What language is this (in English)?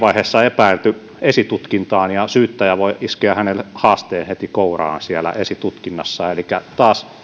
Finnish